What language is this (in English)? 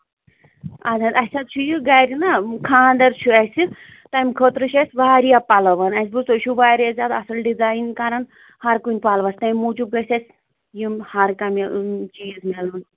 Kashmiri